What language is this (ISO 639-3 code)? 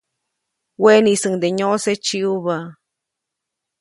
zoc